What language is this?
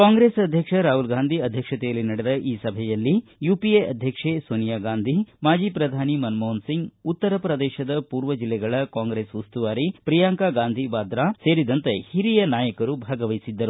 Kannada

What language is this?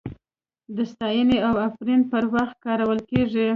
Pashto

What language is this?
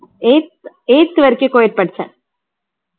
Tamil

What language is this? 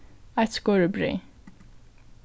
Faroese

